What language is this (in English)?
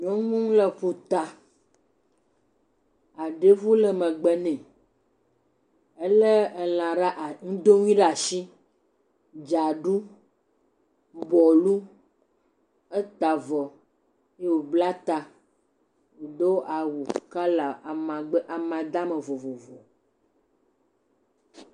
Ewe